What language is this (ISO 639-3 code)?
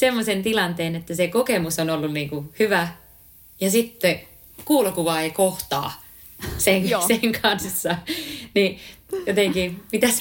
fin